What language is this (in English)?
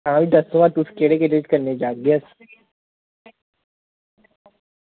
Dogri